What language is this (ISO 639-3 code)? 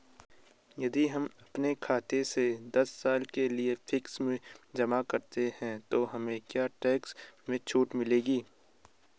hin